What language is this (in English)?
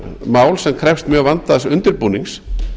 Icelandic